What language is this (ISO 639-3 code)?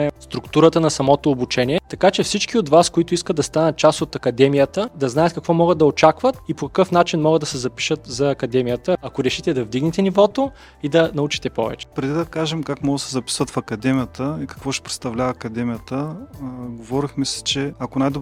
bul